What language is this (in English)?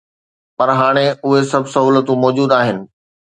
Sindhi